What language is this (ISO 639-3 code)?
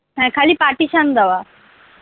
ben